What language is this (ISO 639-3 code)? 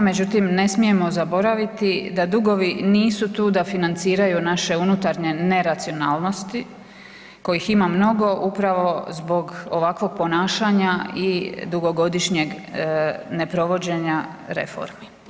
hrv